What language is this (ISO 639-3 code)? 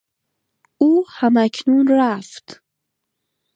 fas